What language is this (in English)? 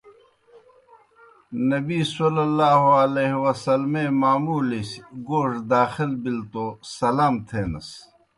Kohistani Shina